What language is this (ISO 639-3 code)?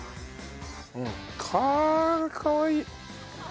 jpn